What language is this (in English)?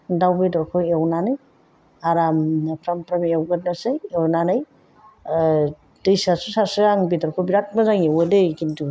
Bodo